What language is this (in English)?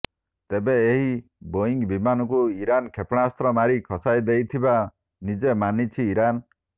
Odia